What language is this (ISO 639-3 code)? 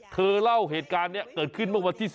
tha